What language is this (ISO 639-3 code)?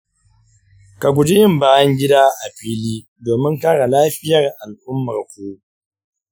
hau